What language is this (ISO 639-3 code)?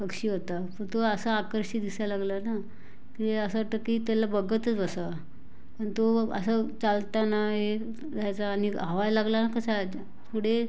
mar